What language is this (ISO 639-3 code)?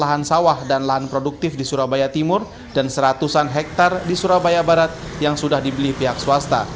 ind